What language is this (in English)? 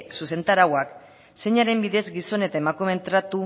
Basque